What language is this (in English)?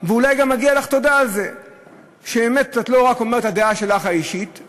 Hebrew